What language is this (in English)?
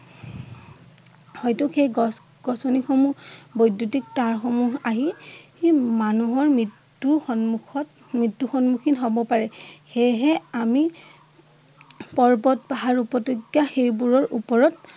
Assamese